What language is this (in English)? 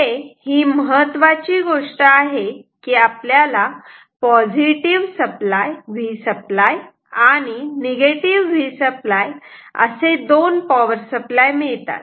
Marathi